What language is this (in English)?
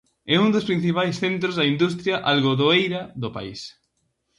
Galician